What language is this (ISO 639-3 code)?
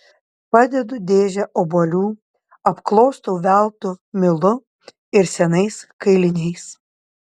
lit